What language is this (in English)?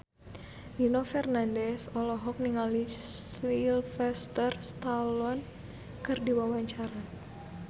Sundanese